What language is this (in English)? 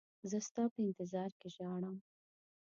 Pashto